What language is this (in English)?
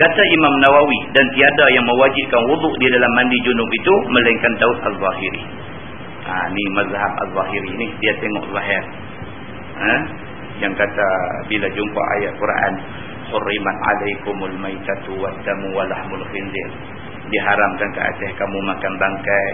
Malay